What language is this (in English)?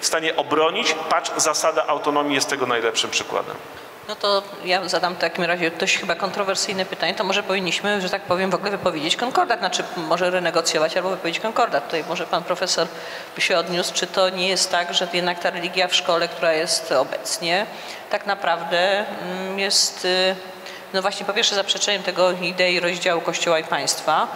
Polish